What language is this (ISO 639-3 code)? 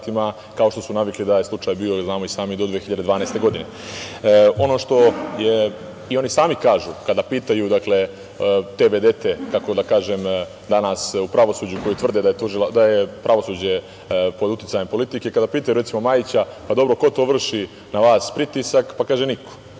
srp